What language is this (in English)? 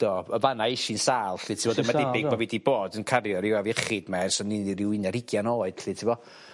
Welsh